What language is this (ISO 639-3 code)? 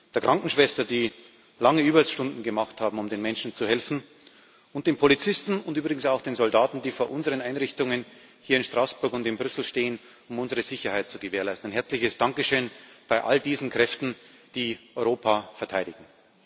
deu